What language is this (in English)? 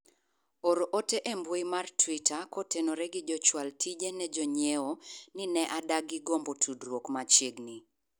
Luo (Kenya and Tanzania)